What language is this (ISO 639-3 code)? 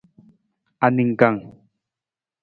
nmz